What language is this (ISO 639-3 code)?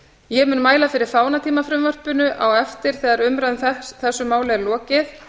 isl